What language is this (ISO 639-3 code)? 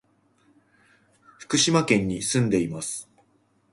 jpn